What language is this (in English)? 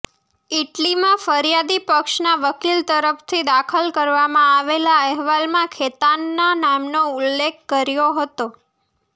Gujarati